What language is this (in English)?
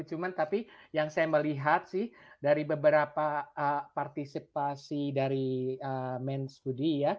Indonesian